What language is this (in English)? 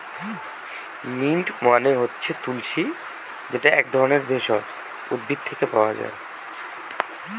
Bangla